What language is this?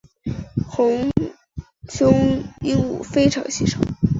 Chinese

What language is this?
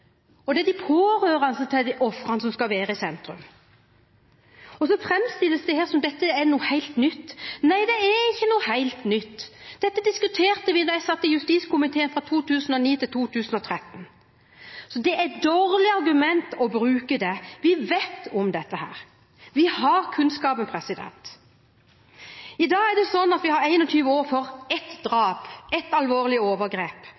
Norwegian Bokmål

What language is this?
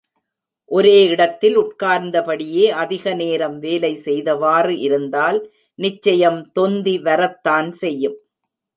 Tamil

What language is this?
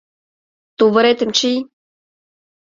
Mari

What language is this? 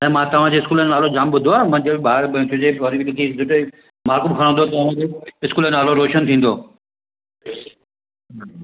Sindhi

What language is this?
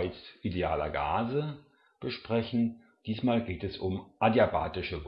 German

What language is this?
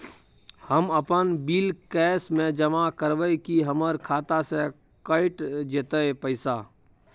Maithili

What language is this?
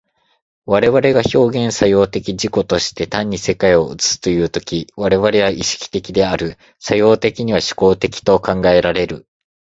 Japanese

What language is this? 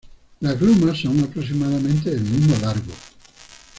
Spanish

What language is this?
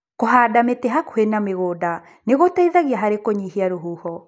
Kikuyu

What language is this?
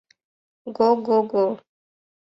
Mari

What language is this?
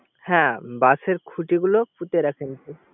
Bangla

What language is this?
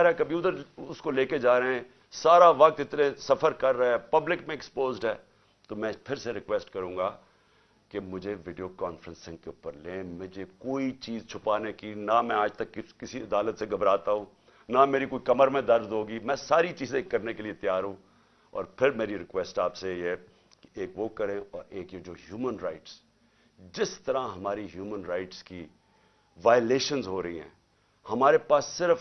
Urdu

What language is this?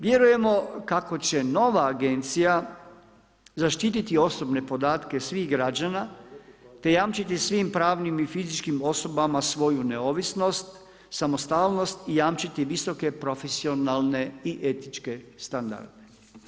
Croatian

